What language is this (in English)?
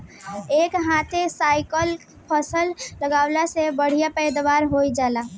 Bhojpuri